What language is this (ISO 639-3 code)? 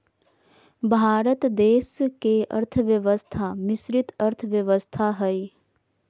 mag